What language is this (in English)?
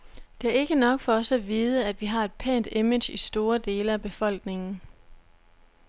Danish